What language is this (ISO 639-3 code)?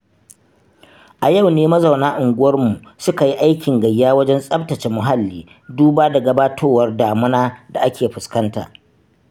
hau